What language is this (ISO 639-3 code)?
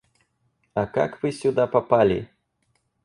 rus